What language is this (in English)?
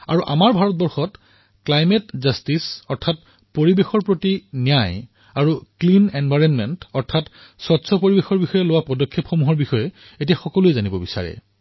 Assamese